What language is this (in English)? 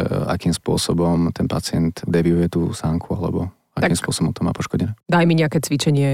Slovak